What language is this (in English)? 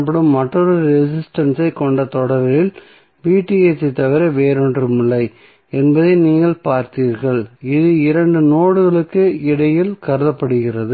Tamil